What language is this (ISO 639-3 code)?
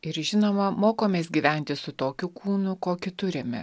lit